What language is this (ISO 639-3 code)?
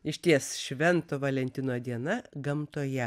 lit